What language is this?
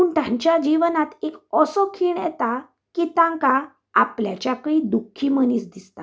Konkani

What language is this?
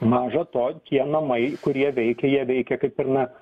Lithuanian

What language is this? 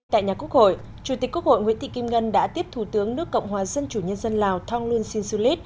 Vietnamese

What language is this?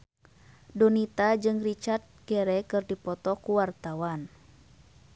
Sundanese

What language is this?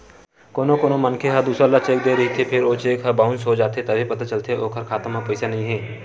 Chhattisgarhi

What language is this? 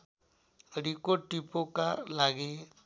Nepali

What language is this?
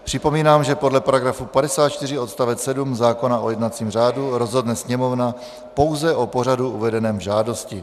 Czech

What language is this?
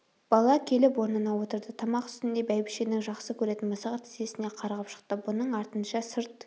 Kazakh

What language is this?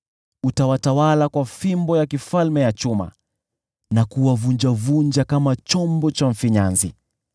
Swahili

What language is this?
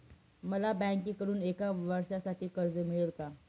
Marathi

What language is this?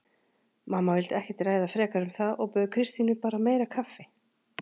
Icelandic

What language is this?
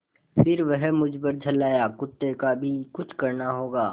Hindi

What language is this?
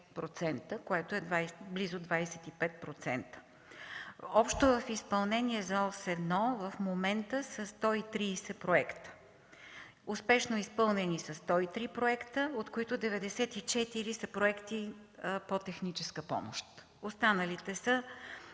Bulgarian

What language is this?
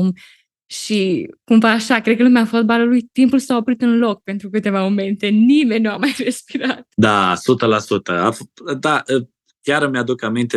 Romanian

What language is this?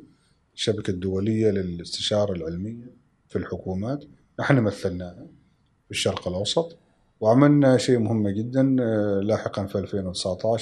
Arabic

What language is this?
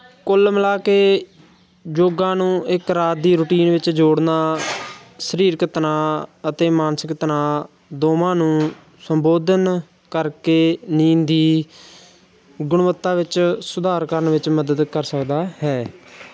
Punjabi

